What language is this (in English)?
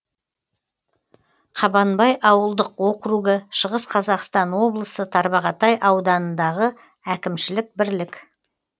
Kazakh